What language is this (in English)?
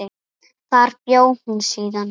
Icelandic